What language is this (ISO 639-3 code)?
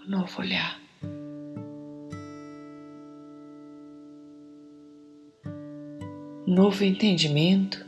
por